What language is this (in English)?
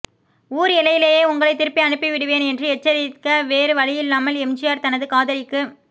Tamil